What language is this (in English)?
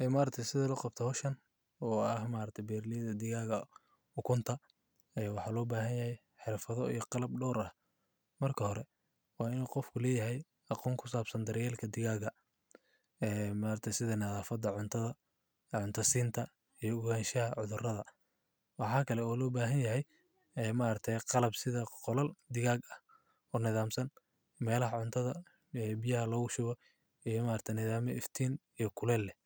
Somali